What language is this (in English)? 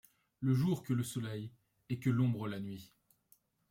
French